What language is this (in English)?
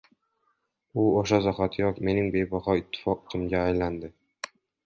Uzbek